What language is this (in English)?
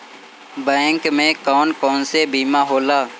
Bhojpuri